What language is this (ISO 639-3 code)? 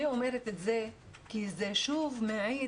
heb